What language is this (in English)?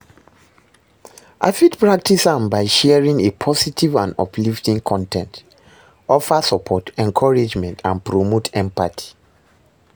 Nigerian Pidgin